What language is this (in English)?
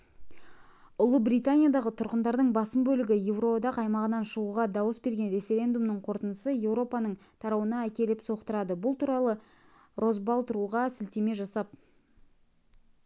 Kazakh